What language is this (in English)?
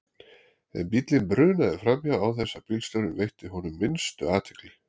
Icelandic